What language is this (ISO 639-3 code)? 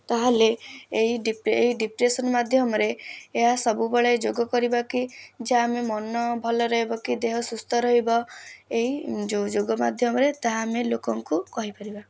ori